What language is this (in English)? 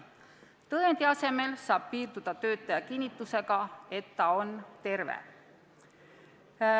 Estonian